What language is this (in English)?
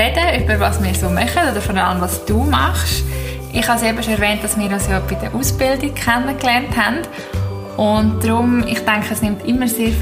German